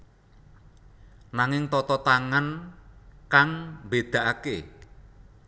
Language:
Javanese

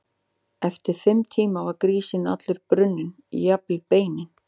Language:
Icelandic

